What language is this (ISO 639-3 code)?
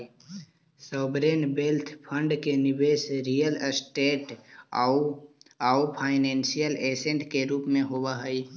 mag